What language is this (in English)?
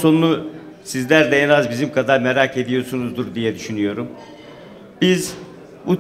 Turkish